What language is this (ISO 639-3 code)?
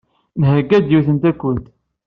kab